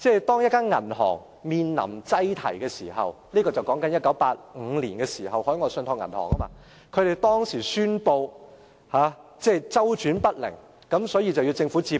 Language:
Cantonese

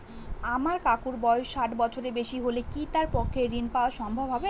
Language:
Bangla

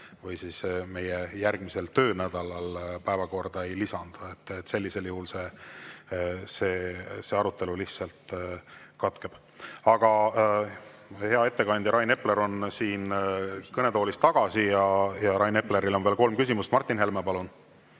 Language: Estonian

